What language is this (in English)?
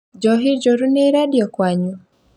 Kikuyu